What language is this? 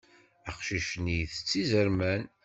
Kabyle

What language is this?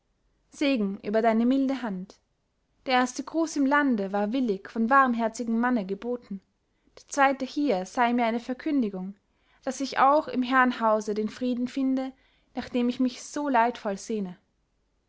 German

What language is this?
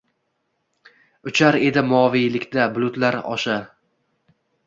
Uzbek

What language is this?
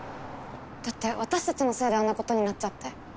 Japanese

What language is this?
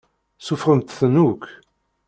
Kabyle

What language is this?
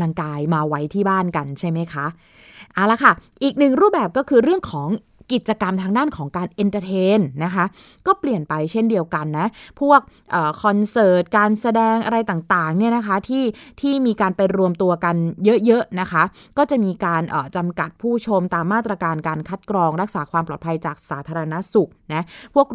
Thai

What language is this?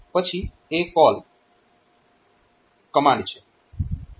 Gujarati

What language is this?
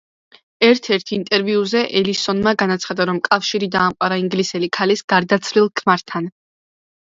Georgian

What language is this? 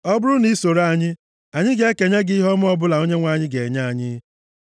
Igbo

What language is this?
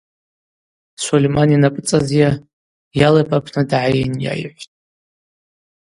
Abaza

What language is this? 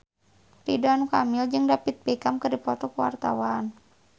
Sundanese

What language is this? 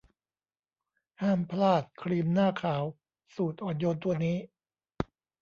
Thai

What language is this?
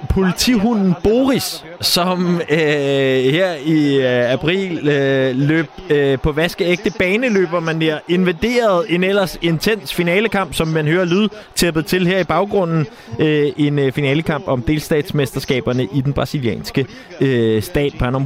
Danish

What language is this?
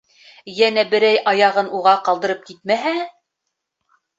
Bashkir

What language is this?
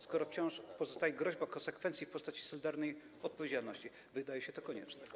Polish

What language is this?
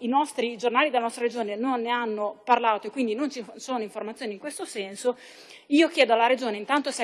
Italian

